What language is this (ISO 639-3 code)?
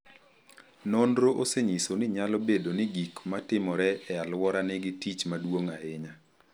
luo